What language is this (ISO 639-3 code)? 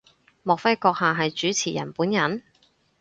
yue